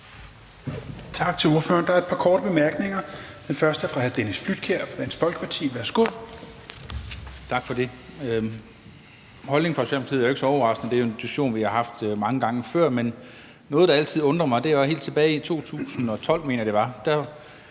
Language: Danish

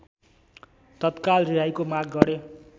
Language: Nepali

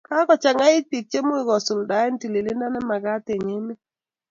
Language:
Kalenjin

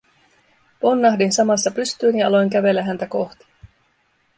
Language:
Finnish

